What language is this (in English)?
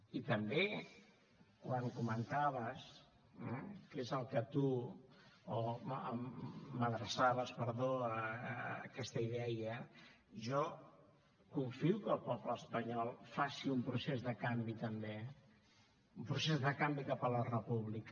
Catalan